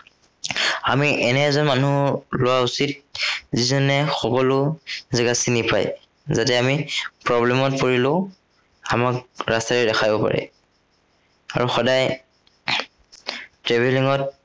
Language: Assamese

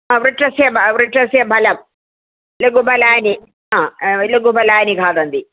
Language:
Sanskrit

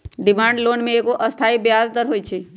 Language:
Magahi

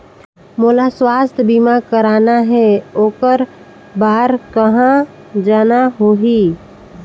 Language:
Chhattisgarhi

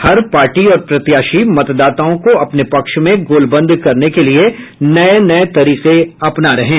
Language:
Hindi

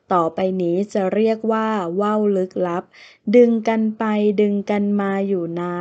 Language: Thai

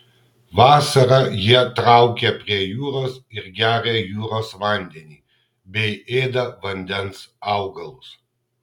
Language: Lithuanian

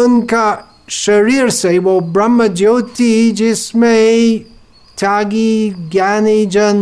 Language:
Hindi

